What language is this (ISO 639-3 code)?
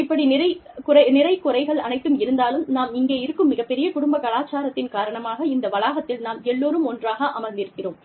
tam